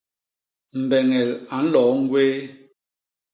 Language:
Basaa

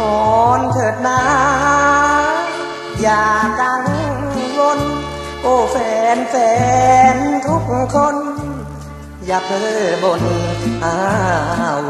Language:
Thai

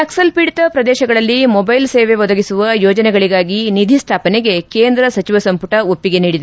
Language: Kannada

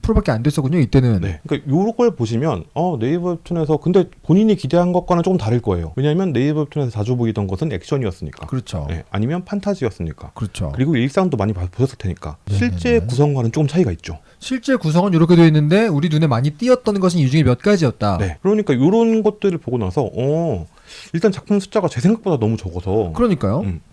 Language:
Korean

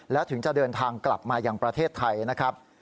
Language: Thai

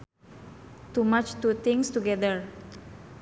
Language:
Sundanese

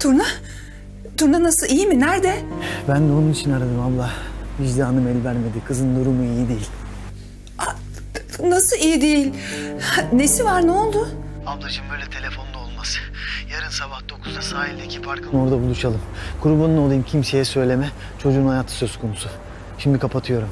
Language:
Turkish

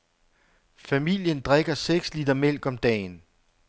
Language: Danish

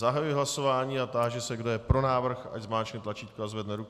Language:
Czech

